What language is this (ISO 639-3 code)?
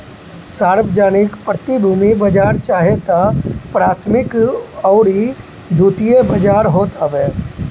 bho